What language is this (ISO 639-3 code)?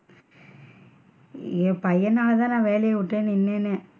tam